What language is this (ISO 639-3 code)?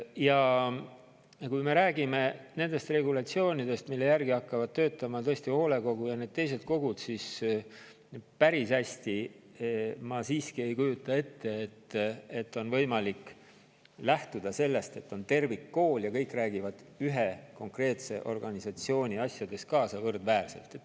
est